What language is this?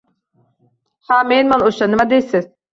Uzbek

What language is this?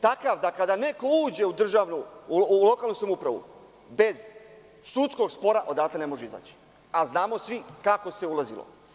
Serbian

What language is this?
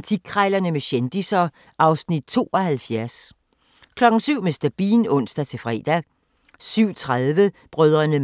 Danish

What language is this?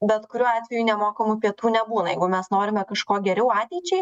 Lithuanian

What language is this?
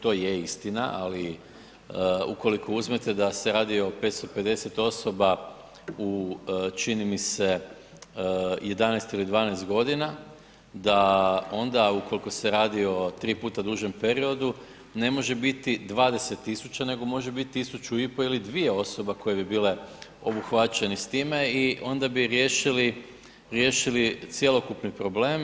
Croatian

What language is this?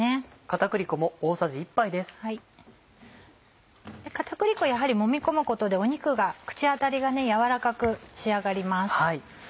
Japanese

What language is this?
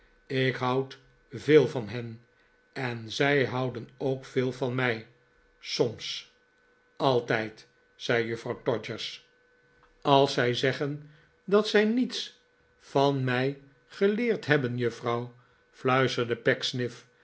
Dutch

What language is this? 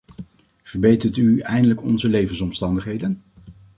Dutch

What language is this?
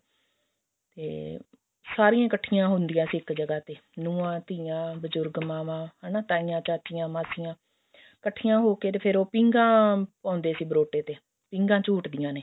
Punjabi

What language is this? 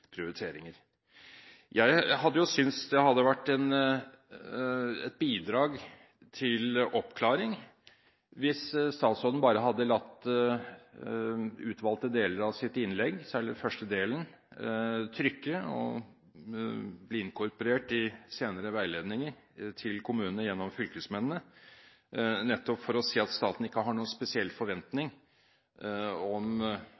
Norwegian Bokmål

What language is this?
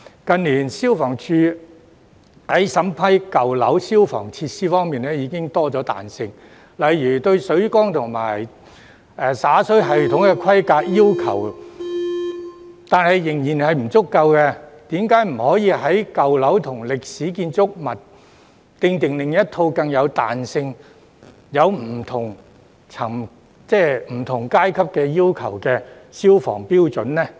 Cantonese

